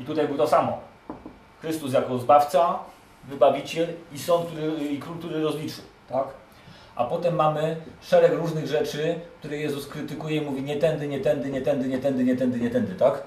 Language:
Polish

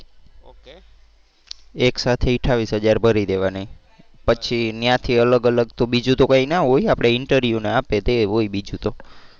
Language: Gujarati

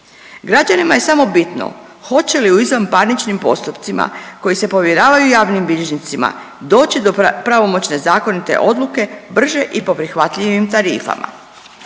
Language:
Croatian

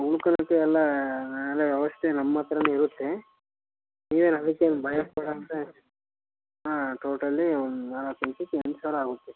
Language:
Kannada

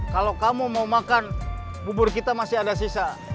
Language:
Indonesian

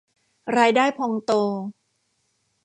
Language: Thai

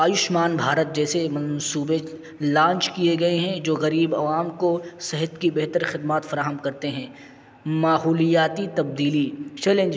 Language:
Urdu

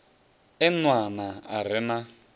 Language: Venda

